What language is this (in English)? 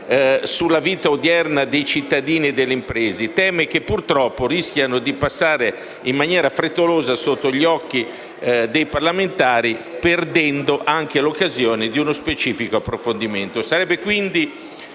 Italian